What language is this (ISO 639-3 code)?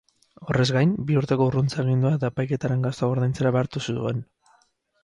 eus